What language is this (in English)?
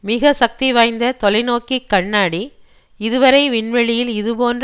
Tamil